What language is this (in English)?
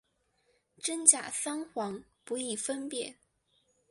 Chinese